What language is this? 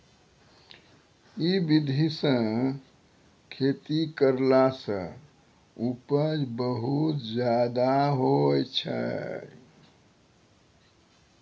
Maithili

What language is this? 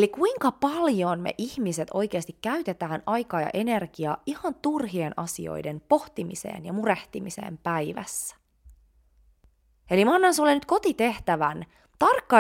Finnish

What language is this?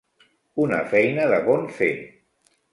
Catalan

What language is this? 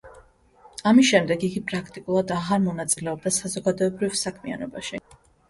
Georgian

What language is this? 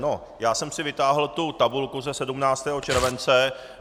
Czech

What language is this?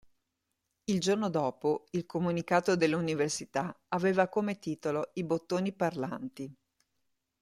Italian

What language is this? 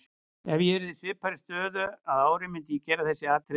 Icelandic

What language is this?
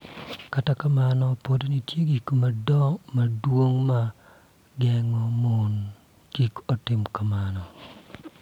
Luo (Kenya and Tanzania)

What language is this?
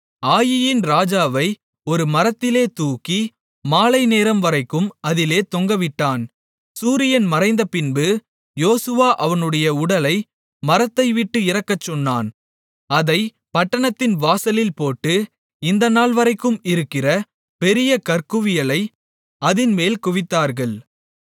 Tamil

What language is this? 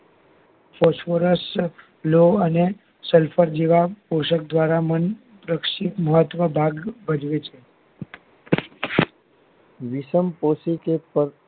Gujarati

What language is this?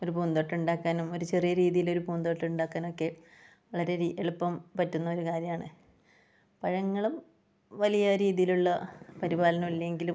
Malayalam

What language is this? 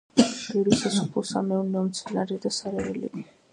Georgian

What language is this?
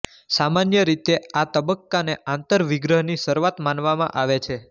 Gujarati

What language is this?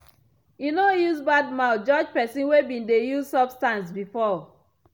Nigerian Pidgin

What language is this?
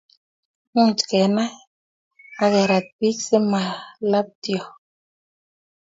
Kalenjin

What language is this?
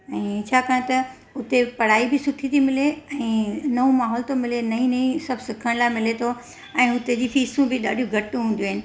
Sindhi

